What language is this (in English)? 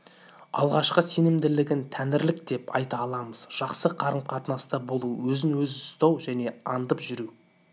Kazakh